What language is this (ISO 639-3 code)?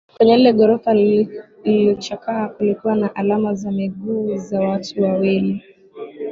swa